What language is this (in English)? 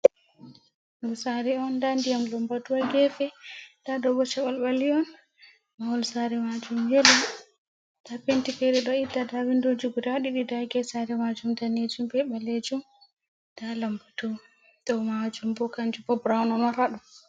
Fula